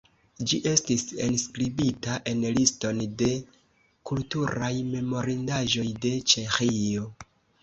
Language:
Esperanto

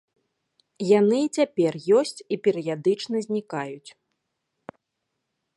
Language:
Belarusian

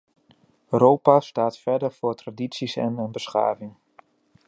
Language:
Dutch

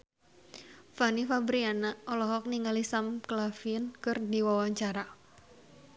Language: Sundanese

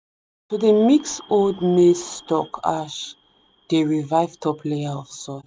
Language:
Nigerian Pidgin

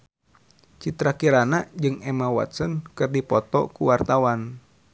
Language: Sundanese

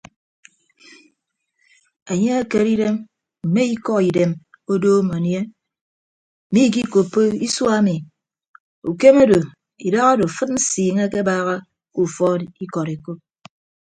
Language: Ibibio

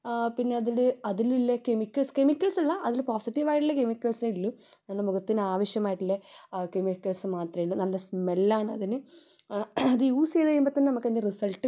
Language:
Malayalam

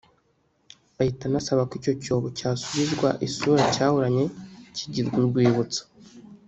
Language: Kinyarwanda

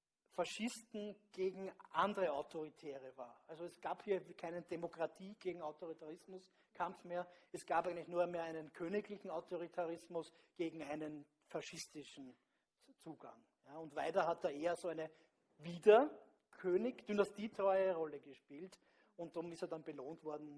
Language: German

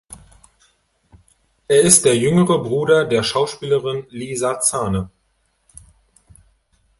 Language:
German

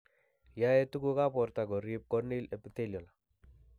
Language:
Kalenjin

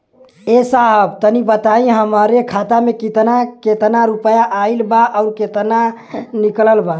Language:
Bhojpuri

